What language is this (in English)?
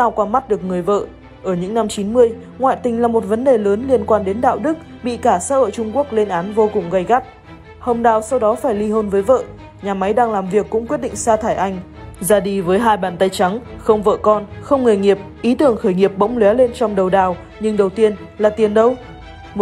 Vietnamese